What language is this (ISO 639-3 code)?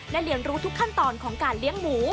tha